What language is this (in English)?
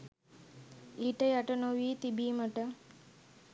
Sinhala